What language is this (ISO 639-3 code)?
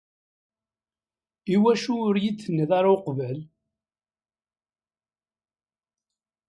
kab